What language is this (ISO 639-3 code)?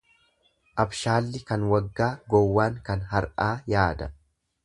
orm